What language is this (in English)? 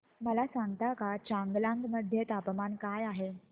Marathi